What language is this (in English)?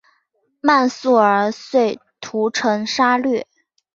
Chinese